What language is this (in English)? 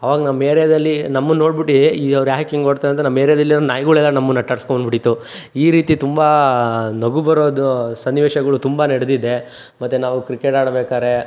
Kannada